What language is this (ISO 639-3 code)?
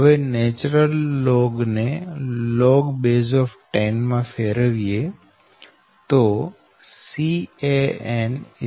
guj